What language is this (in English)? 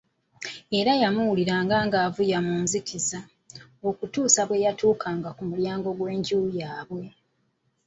Ganda